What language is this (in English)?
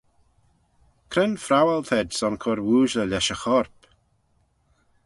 Manx